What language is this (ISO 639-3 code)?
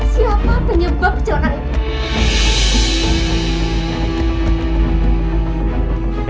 ind